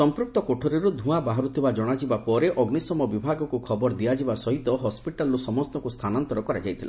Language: Odia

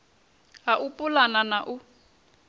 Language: Venda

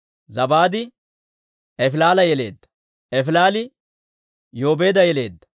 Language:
Dawro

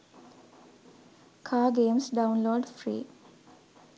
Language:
Sinhala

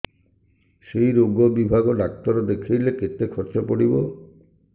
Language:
Odia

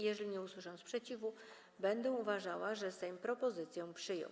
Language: Polish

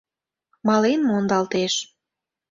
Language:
Mari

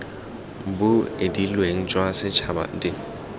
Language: Tswana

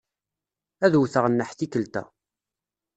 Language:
Kabyle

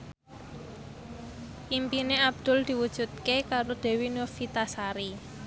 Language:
Javanese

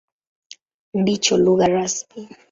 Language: Swahili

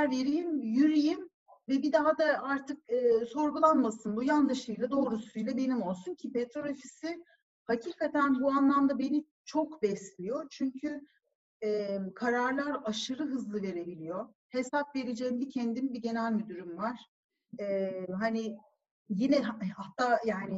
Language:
Turkish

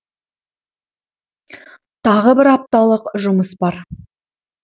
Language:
Kazakh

